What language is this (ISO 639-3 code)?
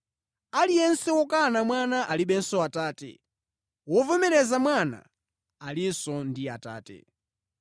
nya